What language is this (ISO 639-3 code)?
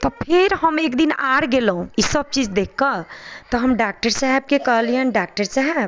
mai